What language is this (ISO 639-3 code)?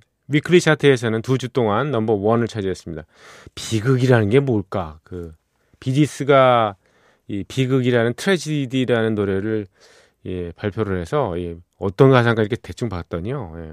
kor